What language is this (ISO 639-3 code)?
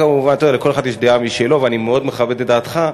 heb